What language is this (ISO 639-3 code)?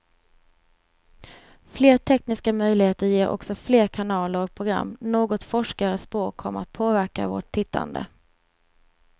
swe